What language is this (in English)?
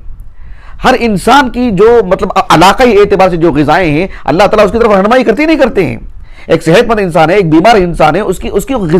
Arabic